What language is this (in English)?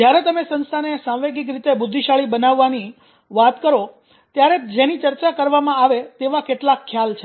Gujarati